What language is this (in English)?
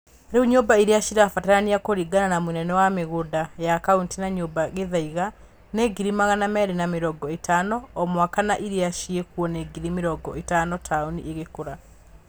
Kikuyu